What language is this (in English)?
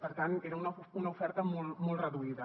Catalan